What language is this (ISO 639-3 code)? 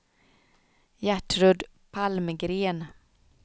swe